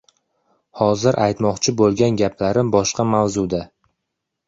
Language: Uzbek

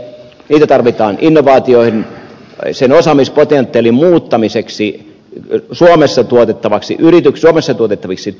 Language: Finnish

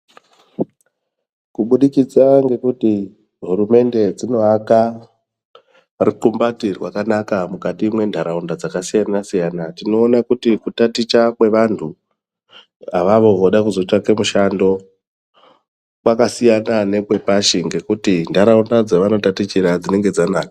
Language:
Ndau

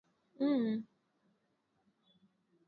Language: Swahili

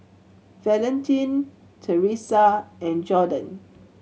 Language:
English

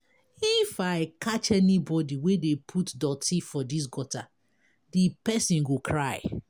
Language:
Nigerian Pidgin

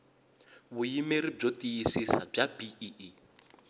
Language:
Tsonga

